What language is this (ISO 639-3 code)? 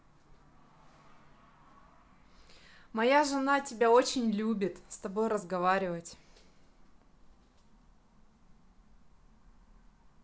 rus